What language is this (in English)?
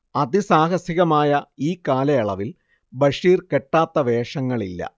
Malayalam